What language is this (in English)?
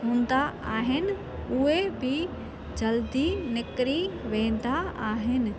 Sindhi